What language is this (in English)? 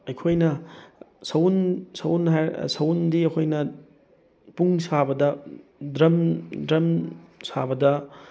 Manipuri